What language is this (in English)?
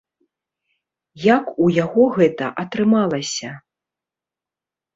Belarusian